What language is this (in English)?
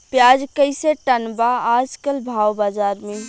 Bhojpuri